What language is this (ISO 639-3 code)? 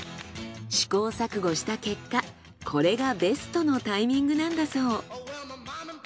jpn